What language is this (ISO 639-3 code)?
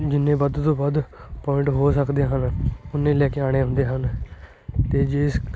pan